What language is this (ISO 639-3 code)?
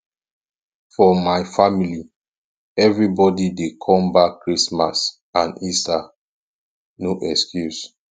pcm